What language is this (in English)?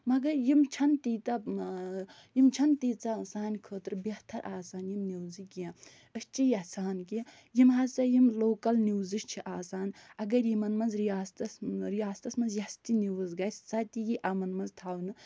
Kashmiri